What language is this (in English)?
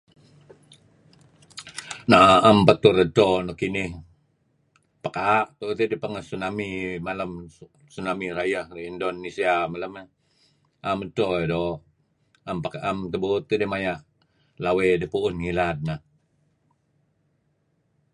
Kelabit